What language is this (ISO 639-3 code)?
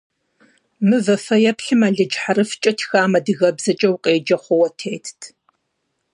kbd